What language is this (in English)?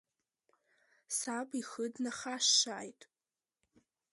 Abkhazian